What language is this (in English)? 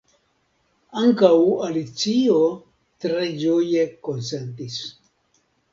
Esperanto